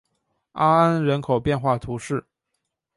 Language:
Chinese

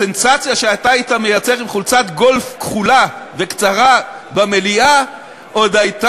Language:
Hebrew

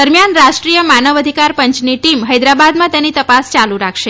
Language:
Gujarati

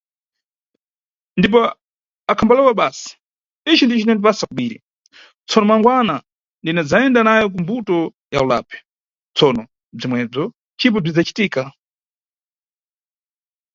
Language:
Nyungwe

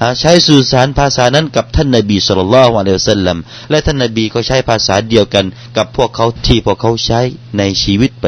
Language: Thai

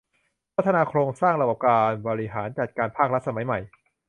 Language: Thai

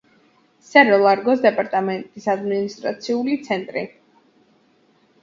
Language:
Georgian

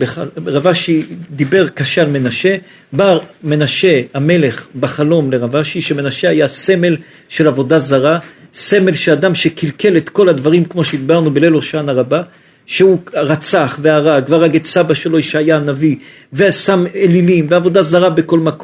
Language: Hebrew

